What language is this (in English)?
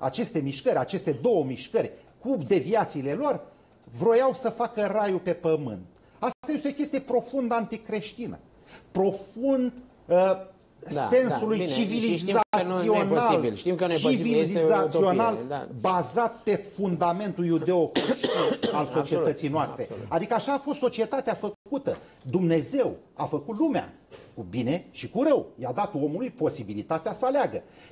Romanian